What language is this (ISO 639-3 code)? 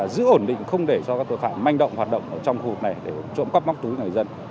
vie